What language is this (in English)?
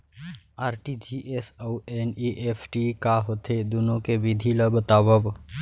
Chhattisgarhi